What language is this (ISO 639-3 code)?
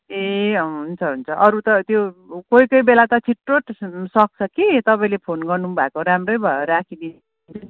nep